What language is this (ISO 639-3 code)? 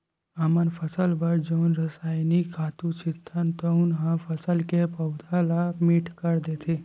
hne